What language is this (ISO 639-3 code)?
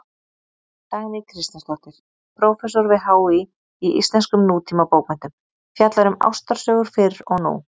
isl